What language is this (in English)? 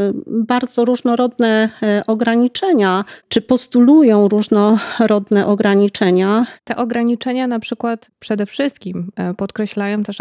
Polish